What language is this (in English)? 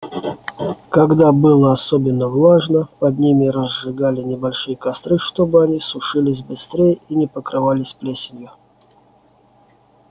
Russian